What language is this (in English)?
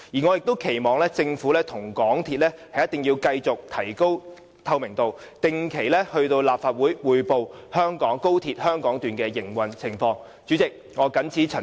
Cantonese